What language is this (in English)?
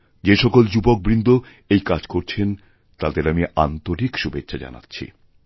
Bangla